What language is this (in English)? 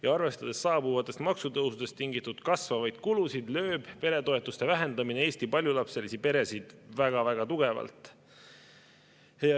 Estonian